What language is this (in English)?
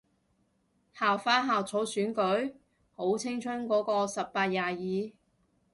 Cantonese